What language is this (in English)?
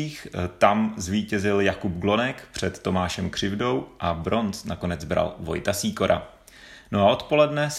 Czech